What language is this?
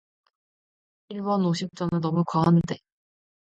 Korean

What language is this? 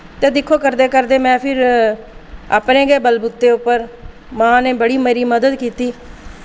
Dogri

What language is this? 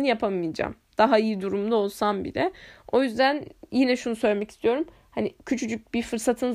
Turkish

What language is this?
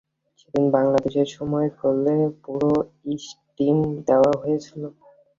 Bangla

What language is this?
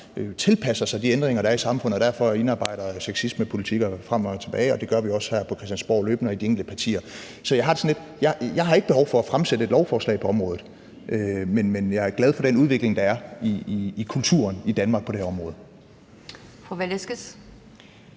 Danish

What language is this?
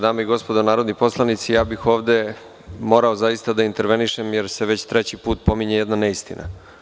Serbian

